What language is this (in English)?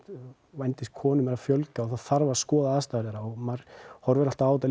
Icelandic